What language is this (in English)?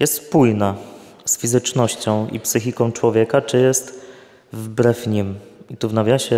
Polish